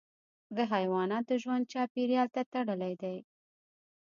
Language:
Pashto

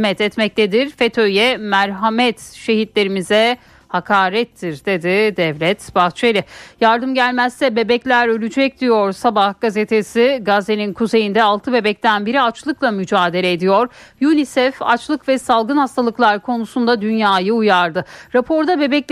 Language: Turkish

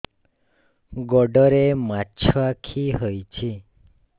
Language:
Odia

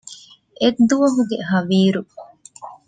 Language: Divehi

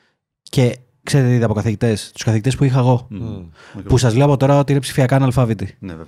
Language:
Greek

